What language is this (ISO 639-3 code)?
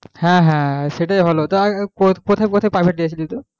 ben